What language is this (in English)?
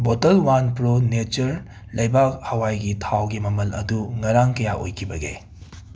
Manipuri